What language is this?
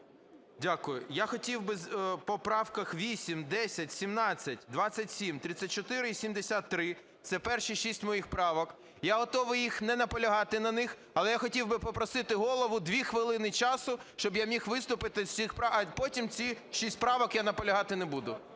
Ukrainian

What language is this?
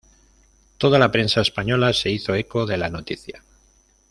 Spanish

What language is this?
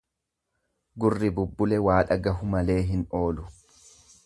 Oromo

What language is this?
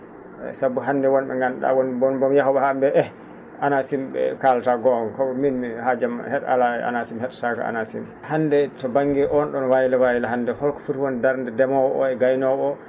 Fula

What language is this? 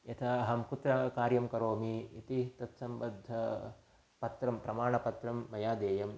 Sanskrit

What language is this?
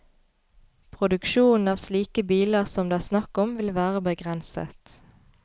Norwegian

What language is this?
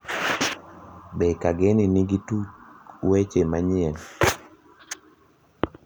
Luo (Kenya and Tanzania)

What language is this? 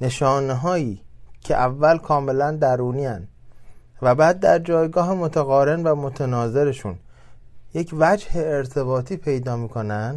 Persian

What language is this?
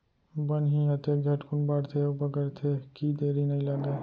Chhattisgarhi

